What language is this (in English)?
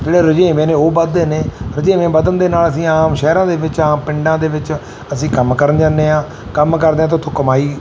Punjabi